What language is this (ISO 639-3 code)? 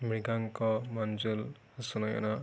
asm